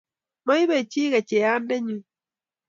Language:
Kalenjin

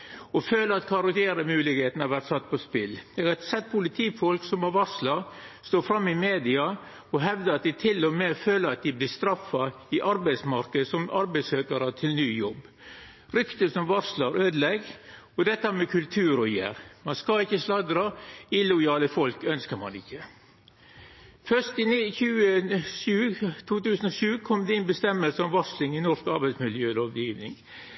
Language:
Norwegian Nynorsk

